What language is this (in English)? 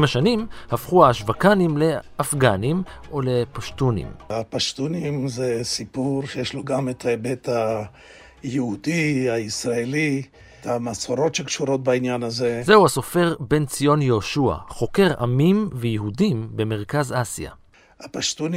Hebrew